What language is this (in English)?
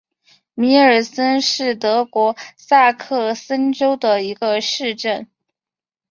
Chinese